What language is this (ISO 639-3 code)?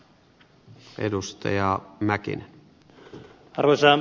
fin